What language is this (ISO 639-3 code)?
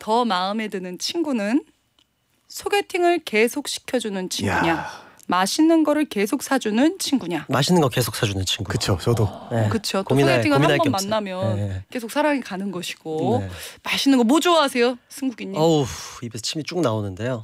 kor